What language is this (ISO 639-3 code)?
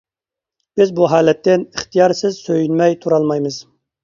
uig